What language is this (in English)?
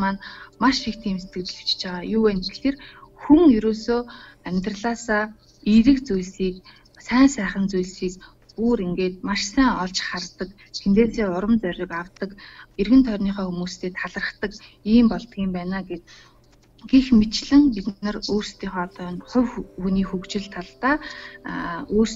Russian